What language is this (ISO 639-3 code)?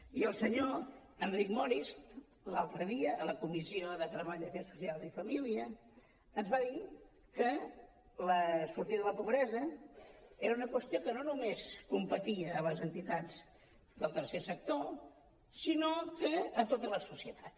cat